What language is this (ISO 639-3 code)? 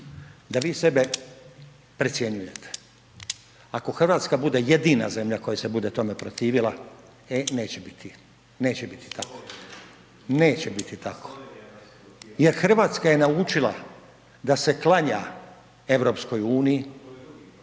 hrv